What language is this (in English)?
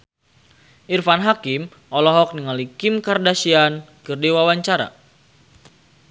Sundanese